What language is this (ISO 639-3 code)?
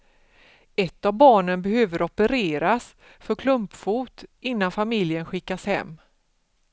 swe